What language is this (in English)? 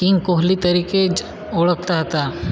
Gujarati